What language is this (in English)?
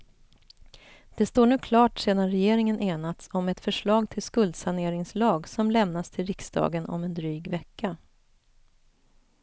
Swedish